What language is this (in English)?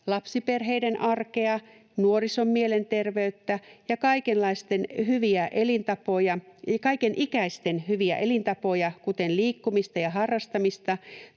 Finnish